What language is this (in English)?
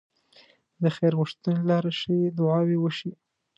Pashto